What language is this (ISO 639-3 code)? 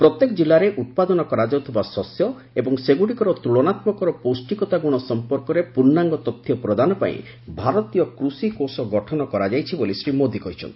ori